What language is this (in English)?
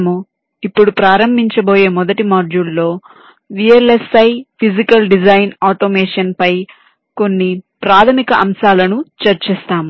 Telugu